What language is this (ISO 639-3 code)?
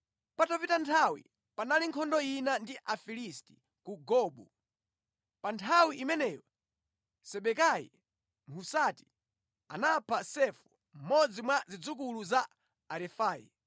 nya